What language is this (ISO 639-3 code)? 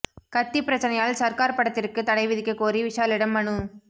tam